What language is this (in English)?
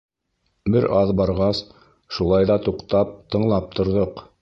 Bashkir